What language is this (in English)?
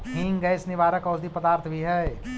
Magahi